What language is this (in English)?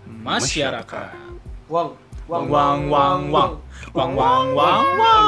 Indonesian